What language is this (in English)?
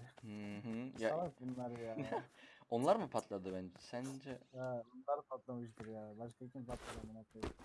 Turkish